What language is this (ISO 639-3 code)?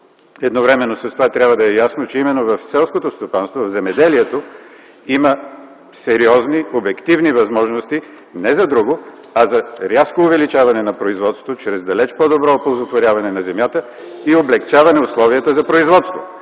bul